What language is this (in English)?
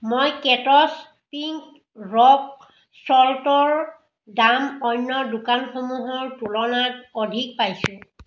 Assamese